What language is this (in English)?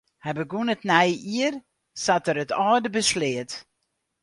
Western Frisian